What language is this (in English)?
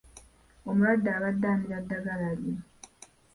Ganda